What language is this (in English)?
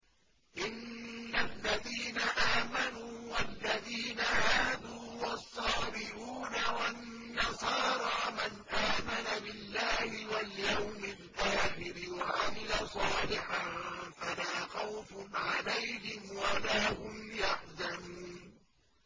Arabic